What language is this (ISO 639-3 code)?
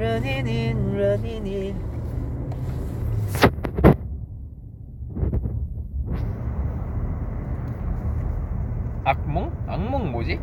kor